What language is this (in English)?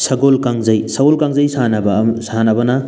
Manipuri